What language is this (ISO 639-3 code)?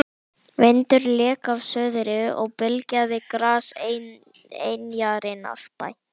isl